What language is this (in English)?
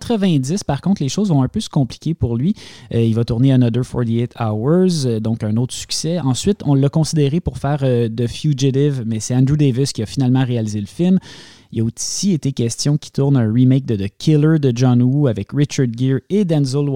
French